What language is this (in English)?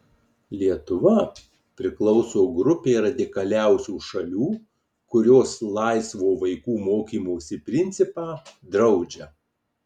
Lithuanian